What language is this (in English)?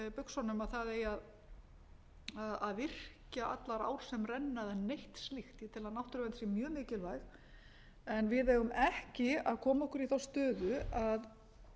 Icelandic